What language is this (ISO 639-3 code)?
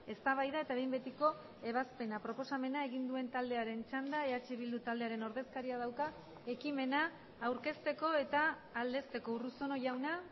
eus